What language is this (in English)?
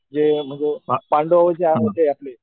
Marathi